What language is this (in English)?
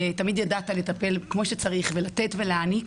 Hebrew